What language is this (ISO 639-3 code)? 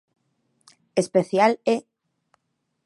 glg